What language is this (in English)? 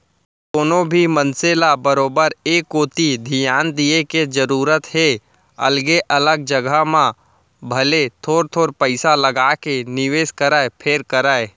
Chhattisgarhi